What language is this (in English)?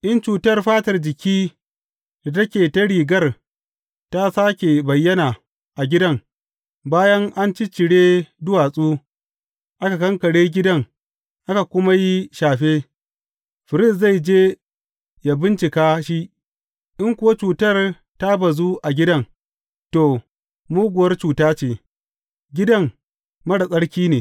Hausa